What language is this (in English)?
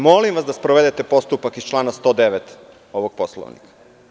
Serbian